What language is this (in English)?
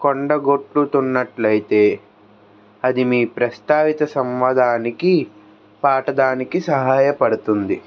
Telugu